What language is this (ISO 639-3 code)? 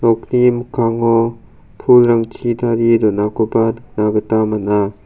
grt